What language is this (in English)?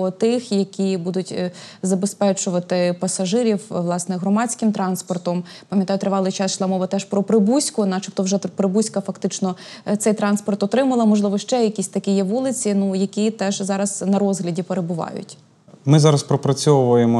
Ukrainian